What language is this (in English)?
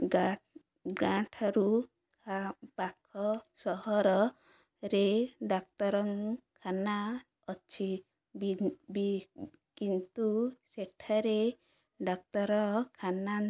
Odia